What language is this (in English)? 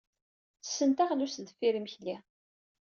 Kabyle